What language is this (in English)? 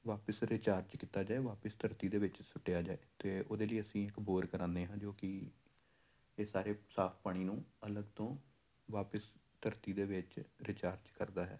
Punjabi